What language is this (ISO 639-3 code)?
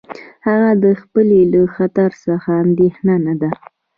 pus